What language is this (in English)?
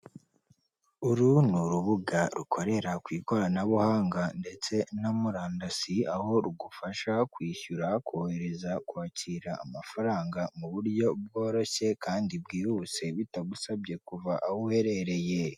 Kinyarwanda